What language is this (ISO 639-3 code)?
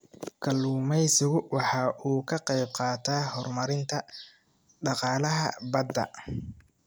som